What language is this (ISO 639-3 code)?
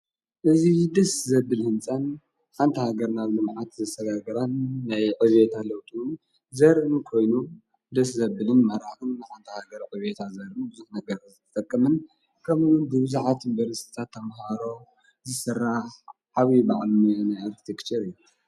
tir